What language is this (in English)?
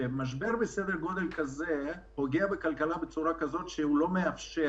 Hebrew